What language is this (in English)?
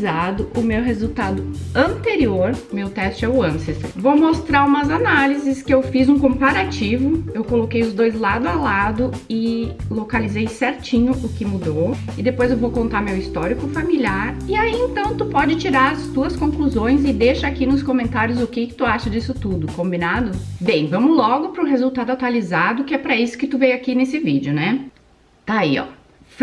Portuguese